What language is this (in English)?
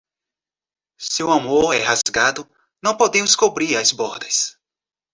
Portuguese